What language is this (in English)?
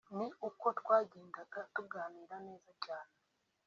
Kinyarwanda